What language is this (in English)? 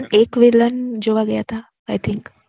Gujarati